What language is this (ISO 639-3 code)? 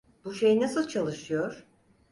tur